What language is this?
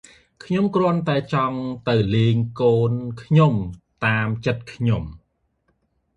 Khmer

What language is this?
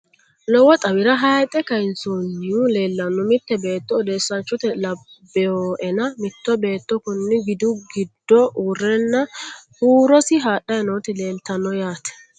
Sidamo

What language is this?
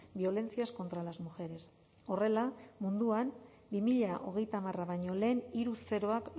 Basque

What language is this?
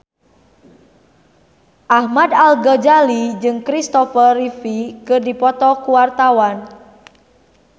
Sundanese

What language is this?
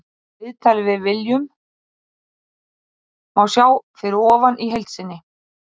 Icelandic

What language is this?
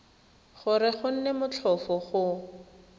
Tswana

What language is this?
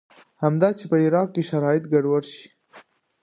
Pashto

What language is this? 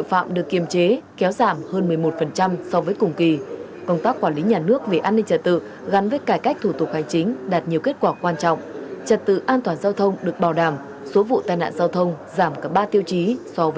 Vietnamese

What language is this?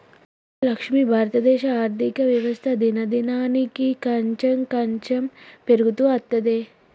Telugu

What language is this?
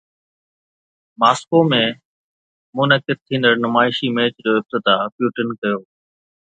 Sindhi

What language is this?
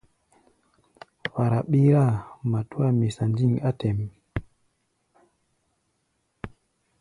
Gbaya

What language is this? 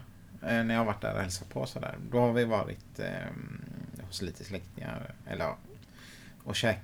Swedish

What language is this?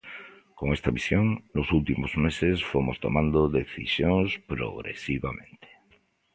Galician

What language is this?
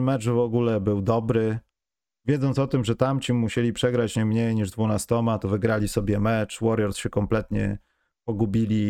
Polish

